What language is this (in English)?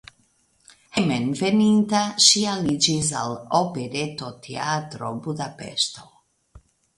Esperanto